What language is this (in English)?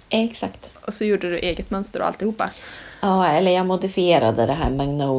Swedish